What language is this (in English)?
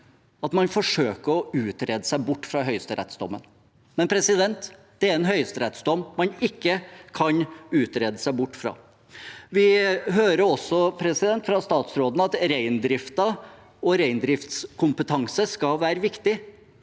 Norwegian